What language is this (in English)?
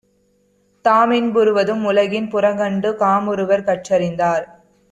Tamil